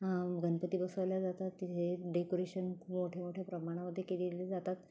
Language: Marathi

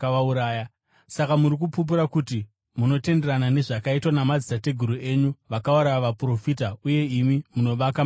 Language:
Shona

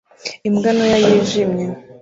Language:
Kinyarwanda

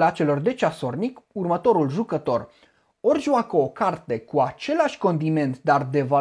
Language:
Romanian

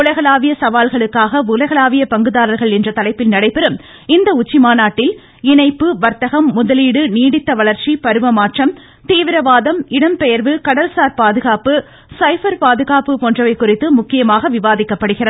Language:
Tamil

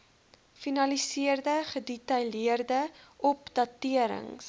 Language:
Afrikaans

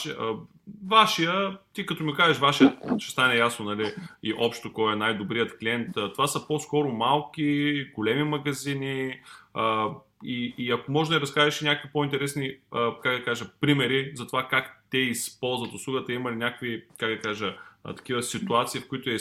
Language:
Bulgarian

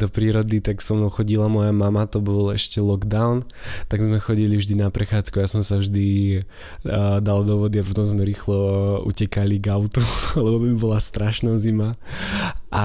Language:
Slovak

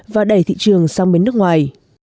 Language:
Vietnamese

